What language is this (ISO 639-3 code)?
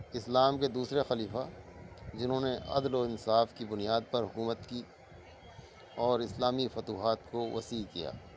urd